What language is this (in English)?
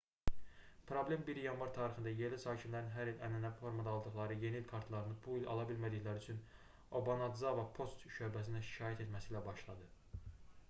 Azerbaijani